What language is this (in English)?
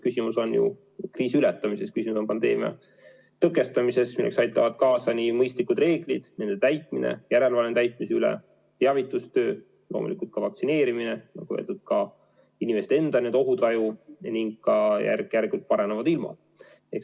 Estonian